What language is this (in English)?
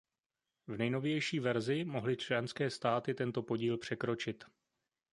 Czech